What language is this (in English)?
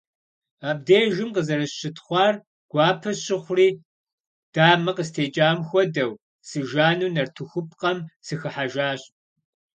Kabardian